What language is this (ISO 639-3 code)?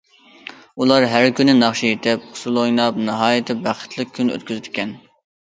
uig